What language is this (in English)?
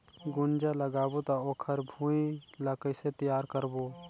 Chhattisgarhi